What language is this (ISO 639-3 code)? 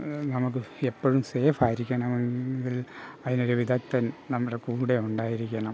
mal